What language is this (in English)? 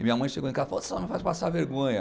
Portuguese